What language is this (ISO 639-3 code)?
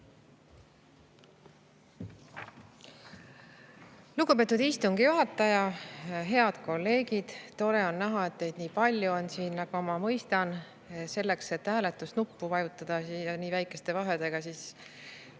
est